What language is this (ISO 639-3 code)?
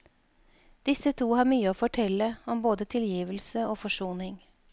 nor